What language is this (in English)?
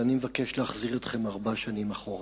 Hebrew